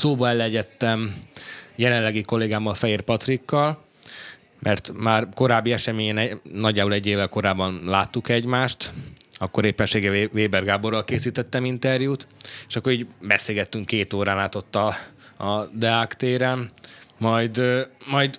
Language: Hungarian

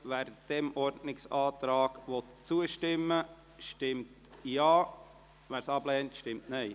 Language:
Swiss German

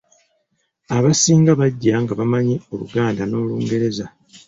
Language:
Ganda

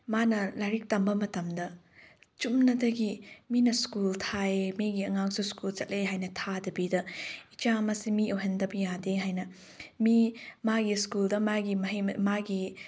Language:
Manipuri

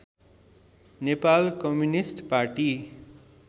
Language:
Nepali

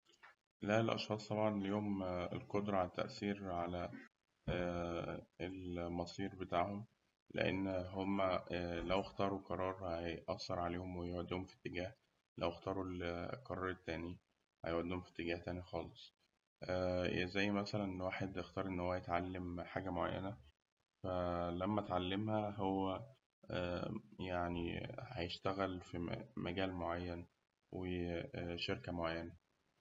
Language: Egyptian Arabic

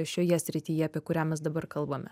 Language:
Lithuanian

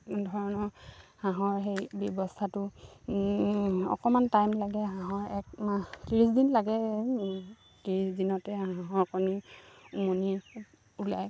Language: Assamese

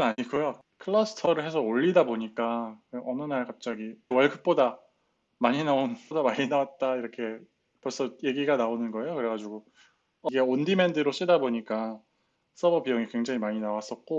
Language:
Korean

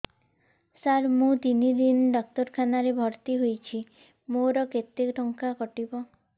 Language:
Odia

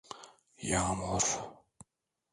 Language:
Turkish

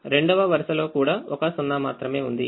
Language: Telugu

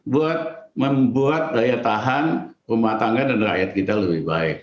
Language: Indonesian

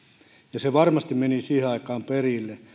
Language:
Finnish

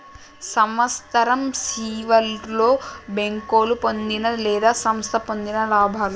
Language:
Telugu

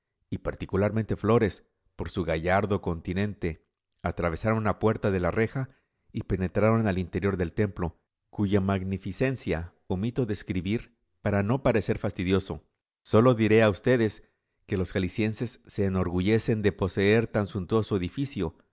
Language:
Spanish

